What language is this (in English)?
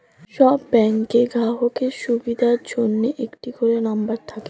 Bangla